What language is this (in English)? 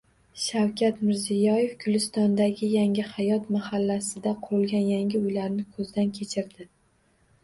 Uzbek